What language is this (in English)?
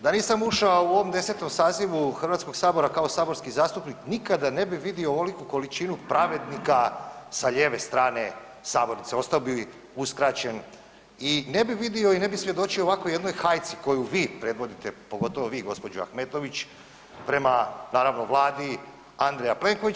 Croatian